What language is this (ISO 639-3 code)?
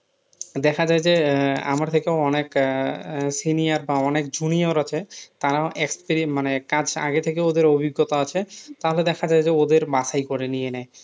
ben